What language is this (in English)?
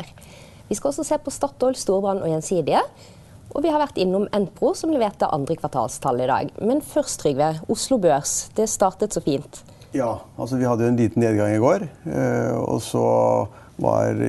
Norwegian